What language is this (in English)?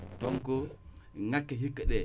Wolof